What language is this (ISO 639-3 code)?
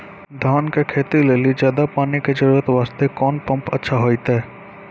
mai